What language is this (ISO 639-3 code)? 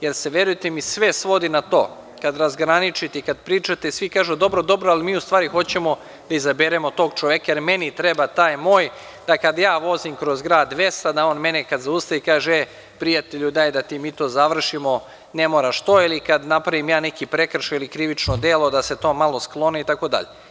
srp